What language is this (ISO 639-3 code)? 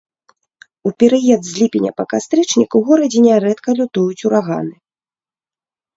bel